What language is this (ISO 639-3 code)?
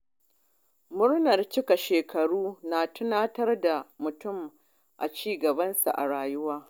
hau